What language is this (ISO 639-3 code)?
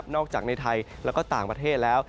tha